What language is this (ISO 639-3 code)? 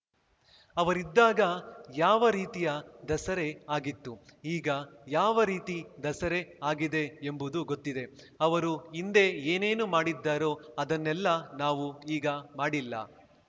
kan